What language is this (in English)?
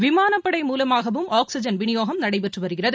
Tamil